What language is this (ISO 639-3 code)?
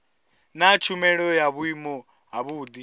ven